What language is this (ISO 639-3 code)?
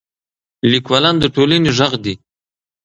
pus